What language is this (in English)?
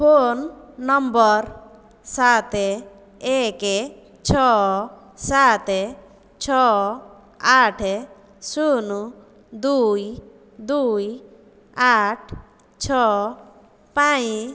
Odia